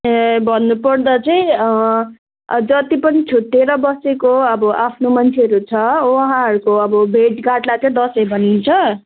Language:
Nepali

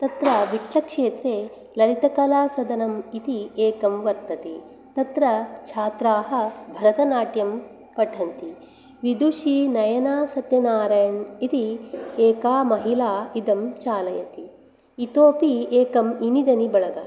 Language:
Sanskrit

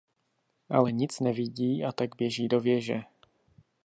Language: Czech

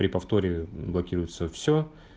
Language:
Russian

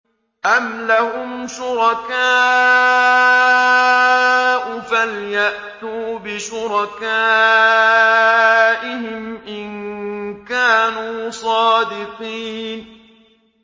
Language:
Arabic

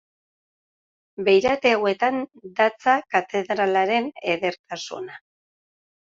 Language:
Basque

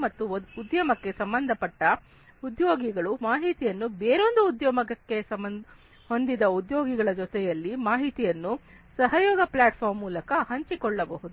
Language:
Kannada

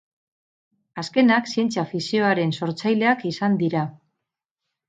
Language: Basque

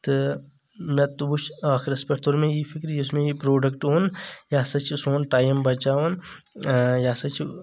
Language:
Kashmiri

